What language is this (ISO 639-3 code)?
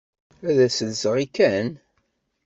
kab